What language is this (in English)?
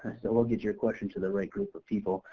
English